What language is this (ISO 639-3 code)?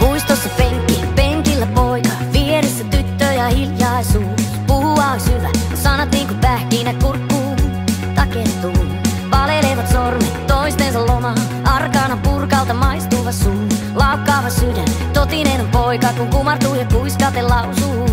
fin